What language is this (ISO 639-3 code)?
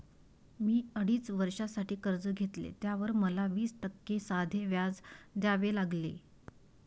mar